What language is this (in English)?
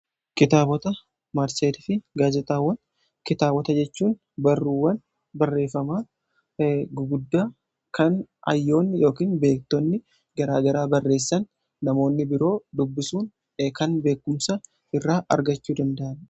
Oromo